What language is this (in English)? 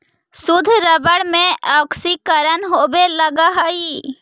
Magahi